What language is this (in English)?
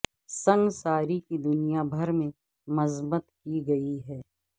Urdu